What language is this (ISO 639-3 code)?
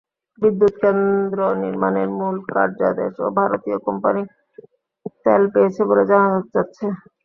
ben